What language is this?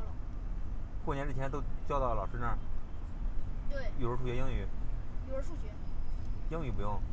Chinese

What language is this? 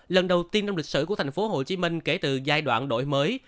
Vietnamese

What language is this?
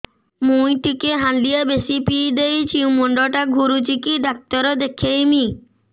Odia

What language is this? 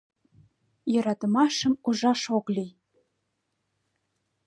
Mari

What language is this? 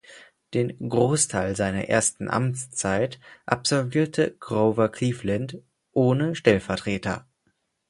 German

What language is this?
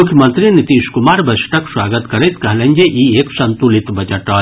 Maithili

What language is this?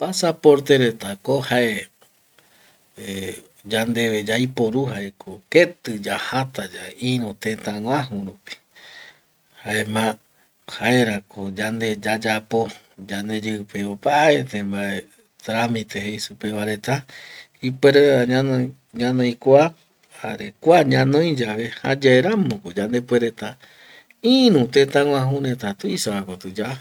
Eastern Bolivian Guaraní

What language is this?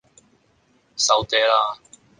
Cantonese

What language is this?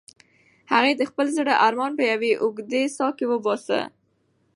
Pashto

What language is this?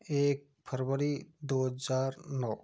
Hindi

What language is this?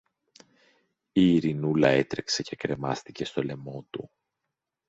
Greek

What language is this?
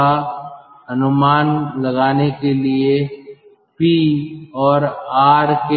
Hindi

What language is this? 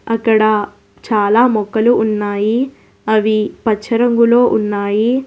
Telugu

